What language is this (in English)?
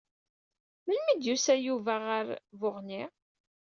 Kabyle